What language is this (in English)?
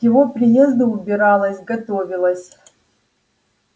Russian